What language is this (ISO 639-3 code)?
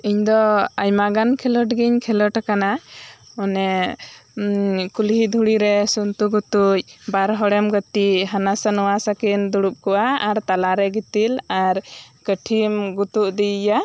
sat